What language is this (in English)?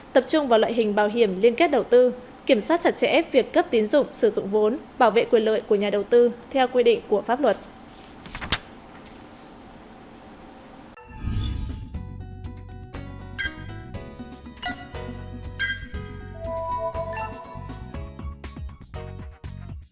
Vietnamese